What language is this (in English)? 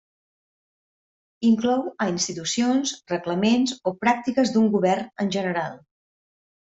Catalan